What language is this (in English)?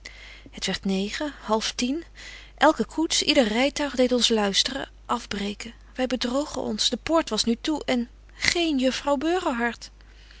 Dutch